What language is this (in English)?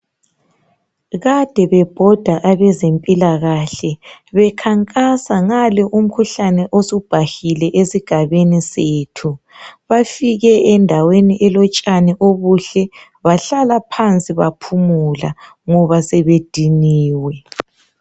North Ndebele